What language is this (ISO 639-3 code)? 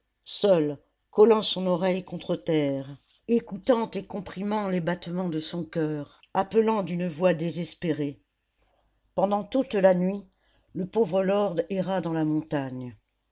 fra